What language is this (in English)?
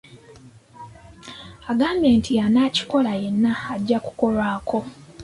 Ganda